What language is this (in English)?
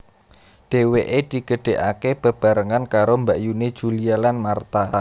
Javanese